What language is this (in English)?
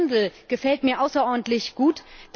German